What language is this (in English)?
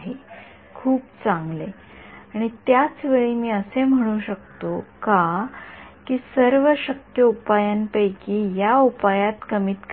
Marathi